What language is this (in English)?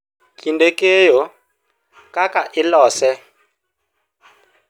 Luo (Kenya and Tanzania)